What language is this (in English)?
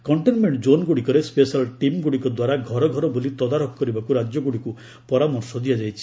Odia